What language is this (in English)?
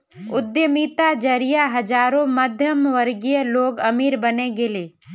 Magahi